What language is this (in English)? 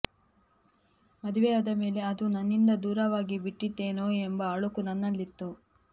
Kannada